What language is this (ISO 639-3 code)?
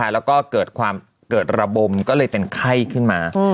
tha